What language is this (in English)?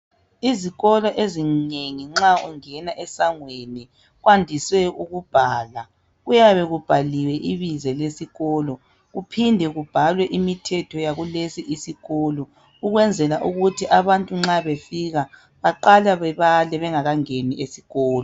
North Ndebele